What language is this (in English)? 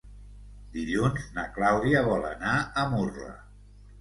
Catalan